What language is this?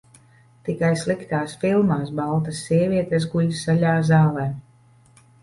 Latvian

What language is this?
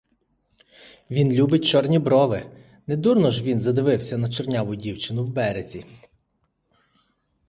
Ukrainian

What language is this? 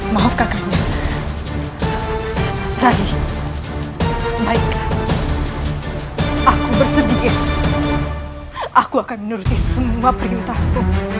Indonesian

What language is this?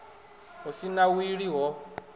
Venda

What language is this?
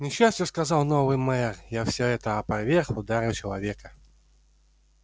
Russian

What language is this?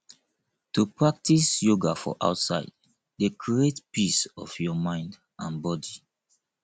Nigerian Pidgin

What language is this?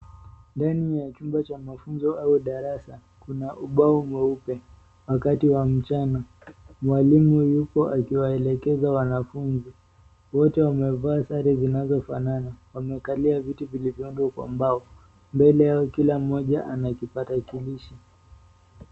Swahili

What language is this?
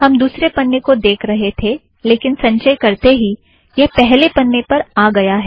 Hindi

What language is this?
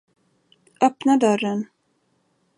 Swedish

